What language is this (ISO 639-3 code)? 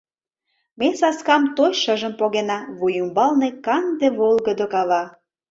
chm